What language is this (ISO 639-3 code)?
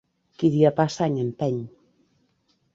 cat